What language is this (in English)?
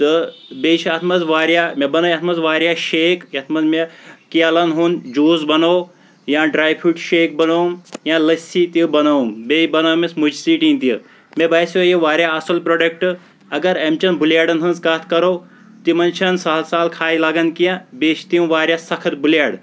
Kashmiri